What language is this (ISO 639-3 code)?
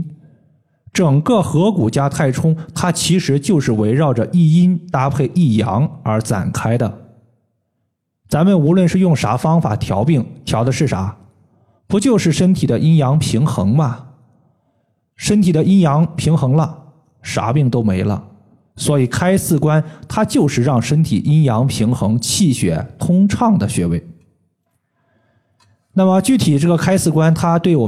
zho